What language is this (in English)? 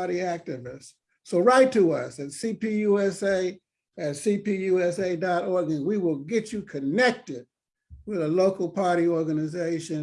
English